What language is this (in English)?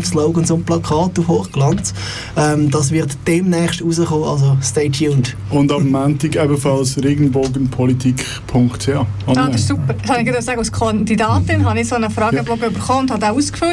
German